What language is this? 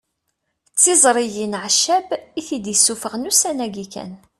Kabyle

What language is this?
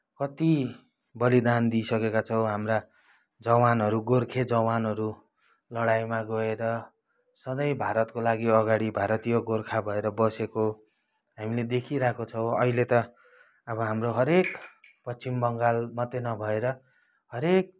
Nepali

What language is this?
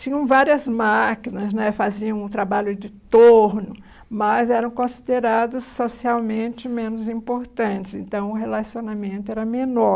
Portuguese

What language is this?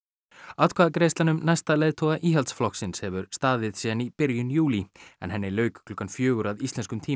Icelandic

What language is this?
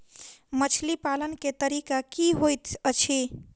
Maithili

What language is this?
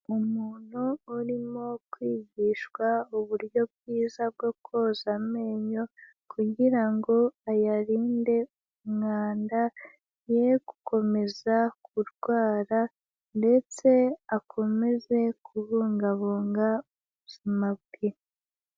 Kinyarwanda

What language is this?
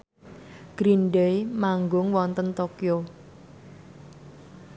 Javanese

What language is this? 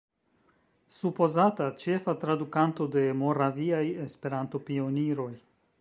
Esperanto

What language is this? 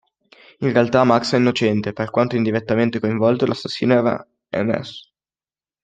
Italian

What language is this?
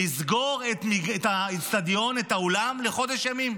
Hebrew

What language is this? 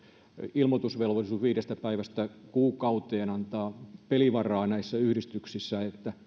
Finnish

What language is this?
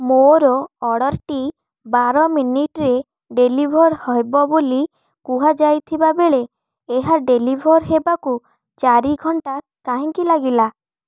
Odia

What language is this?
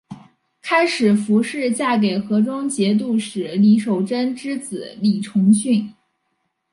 Chinese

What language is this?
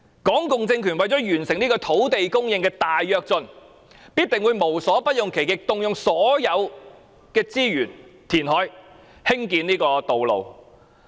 Cantonese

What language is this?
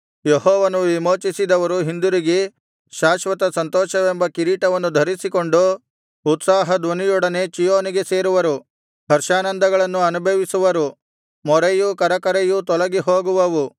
Kannada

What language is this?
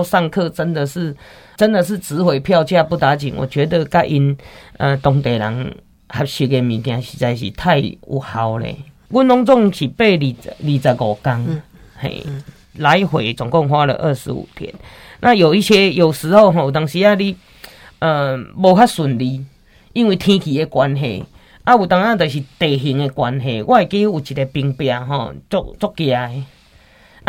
Chinese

